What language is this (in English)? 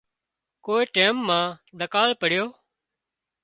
Wadiyara Koli